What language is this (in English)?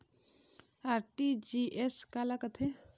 Chhattisgarhi